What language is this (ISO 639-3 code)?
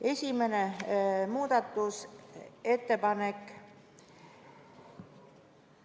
est